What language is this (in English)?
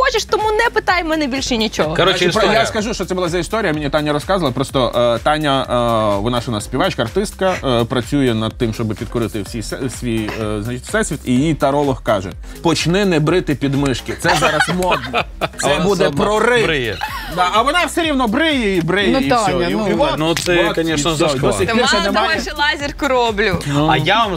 Ukrainian